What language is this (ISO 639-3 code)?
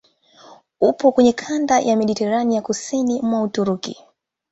swa